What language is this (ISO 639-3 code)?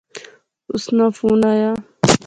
phr